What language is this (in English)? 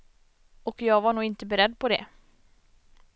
Swedish